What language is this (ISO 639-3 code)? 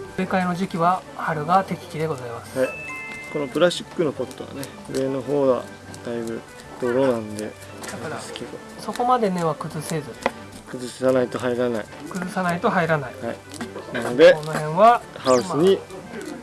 jpn